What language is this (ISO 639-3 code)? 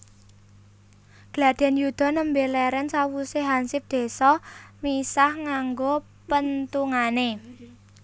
jav